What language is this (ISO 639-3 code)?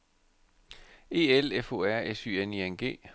dan